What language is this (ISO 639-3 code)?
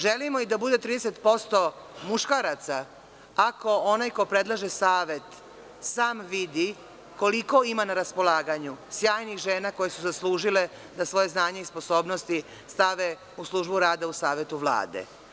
srp